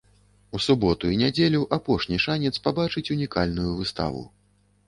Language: Belarusian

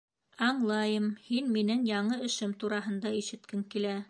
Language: Bashkir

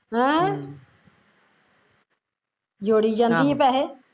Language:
Punjabi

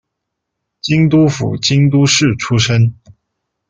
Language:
Chinese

